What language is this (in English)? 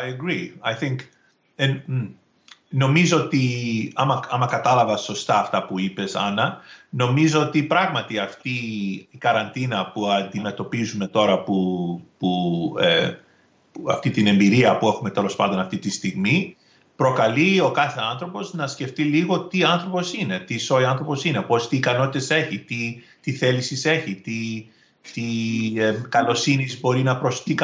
Greek